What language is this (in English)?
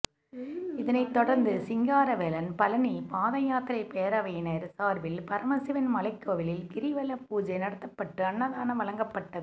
Tamil